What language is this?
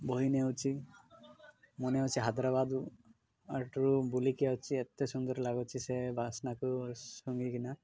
Odia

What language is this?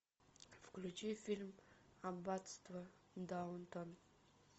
Russian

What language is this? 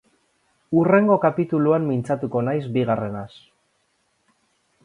Basque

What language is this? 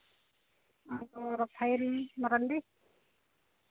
Santali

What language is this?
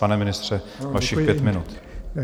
Czech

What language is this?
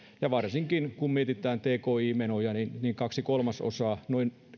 Finnish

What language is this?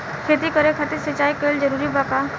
Bhojpuri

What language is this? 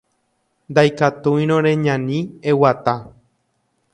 Guarani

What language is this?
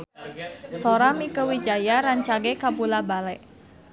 Sundanese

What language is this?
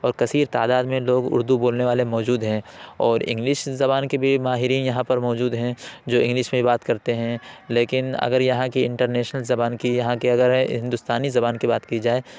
Urdu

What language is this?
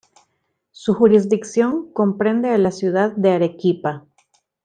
Spanish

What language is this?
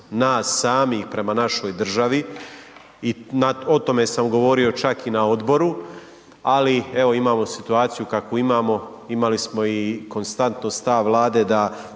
Croatian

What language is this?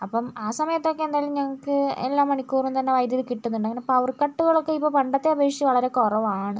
Malayalam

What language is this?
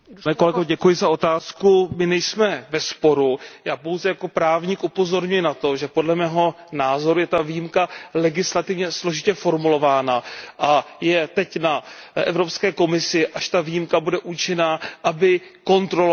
Czech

